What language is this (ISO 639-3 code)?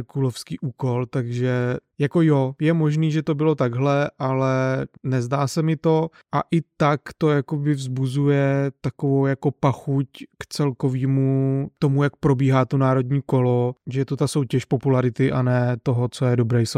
ces